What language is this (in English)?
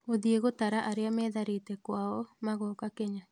Kikuyu